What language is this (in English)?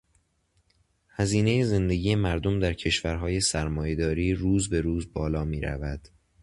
Persian